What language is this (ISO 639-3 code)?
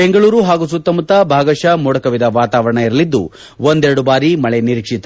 kan